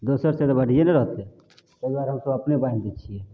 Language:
Maithili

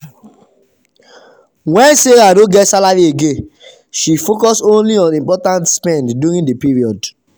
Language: Nigerian Pidgin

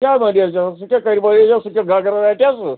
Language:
Kashmiri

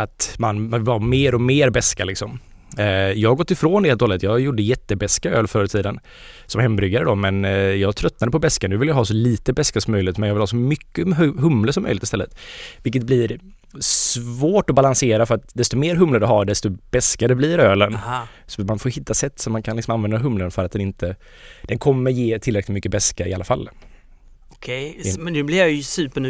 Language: Swedish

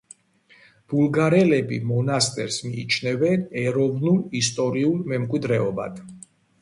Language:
Georgian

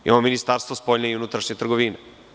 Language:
Serbian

